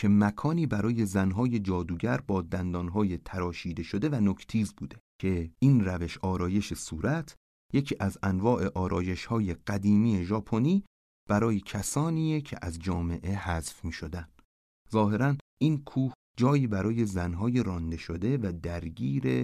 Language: Persian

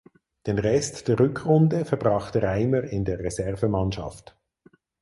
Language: German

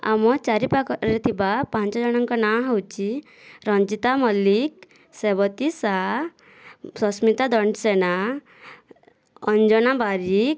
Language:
Odia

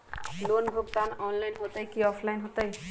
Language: Magahi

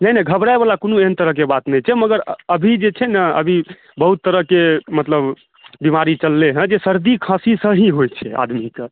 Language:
Maithili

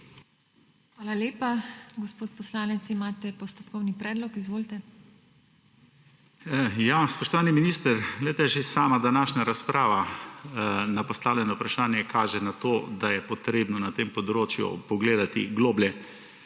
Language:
Slovenian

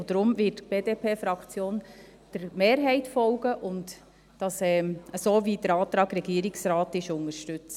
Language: Swiss German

